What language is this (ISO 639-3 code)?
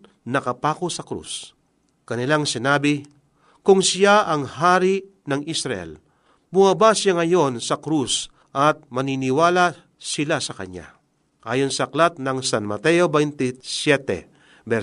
fil